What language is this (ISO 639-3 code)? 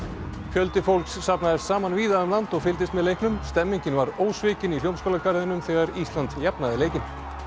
isl